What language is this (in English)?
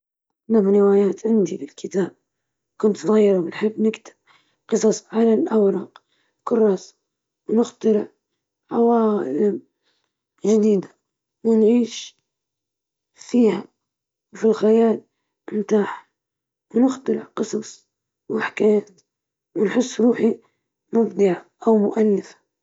Libyan Arabic